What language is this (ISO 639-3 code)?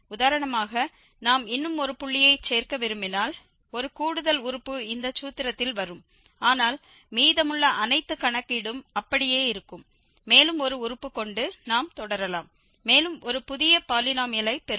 tam